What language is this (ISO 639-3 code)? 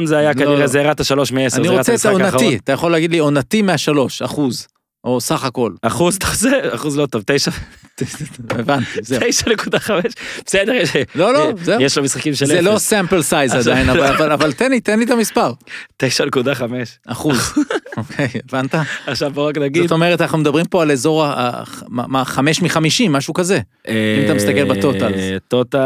heb